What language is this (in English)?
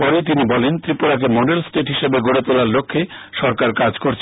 Bangla